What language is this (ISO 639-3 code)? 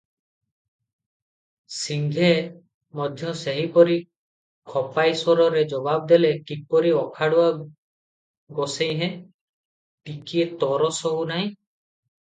ori